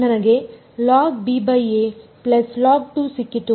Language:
Kannada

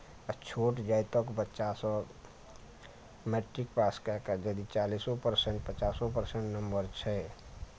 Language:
Maithili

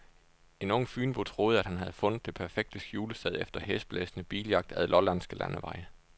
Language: Danish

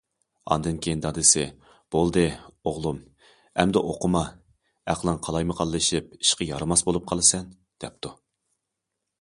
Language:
Uyghur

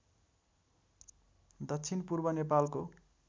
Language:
Nepali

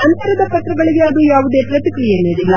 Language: Kannada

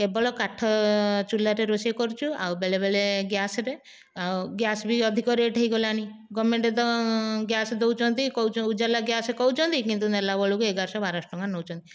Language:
Odia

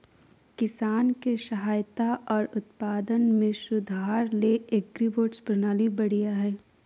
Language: Magahi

